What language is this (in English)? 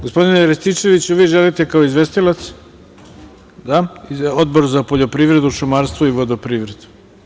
Serbian